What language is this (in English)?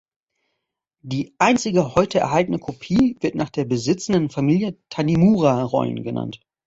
German